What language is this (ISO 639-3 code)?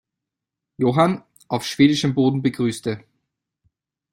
deu